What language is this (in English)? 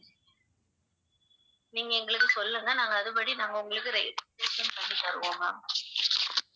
Tamil